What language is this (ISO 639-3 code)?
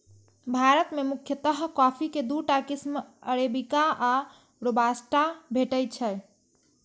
mai